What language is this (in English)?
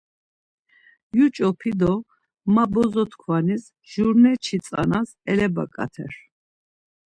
Laz